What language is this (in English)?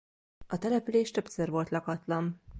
Hungarian